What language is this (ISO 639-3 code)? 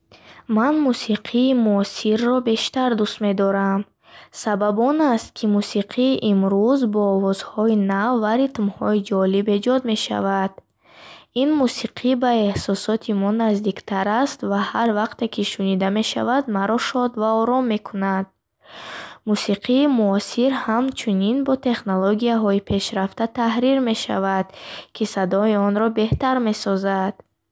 bhh